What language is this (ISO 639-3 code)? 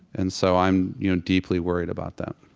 eng